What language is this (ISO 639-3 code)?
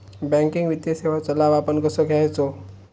mar